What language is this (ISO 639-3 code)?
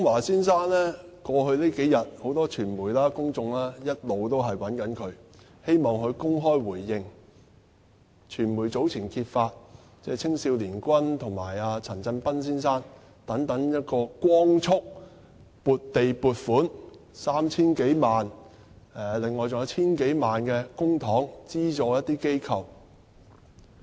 yue